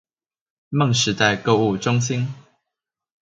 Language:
Chinese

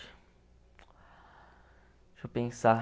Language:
Portuguese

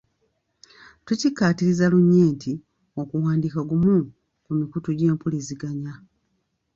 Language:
Ganda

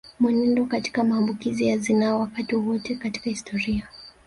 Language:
Swahili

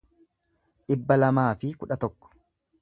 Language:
Oromo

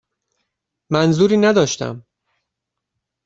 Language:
Persian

